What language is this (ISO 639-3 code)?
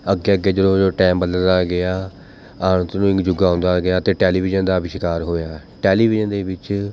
pan